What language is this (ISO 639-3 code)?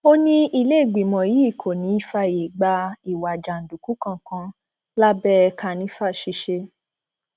yor